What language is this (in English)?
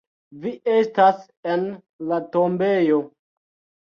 Esperanto